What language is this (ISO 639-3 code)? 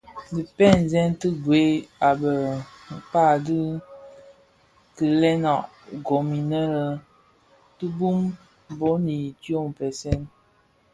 ksf